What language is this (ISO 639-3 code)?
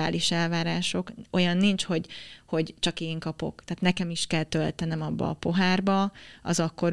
hun